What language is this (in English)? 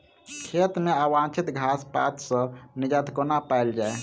Maithili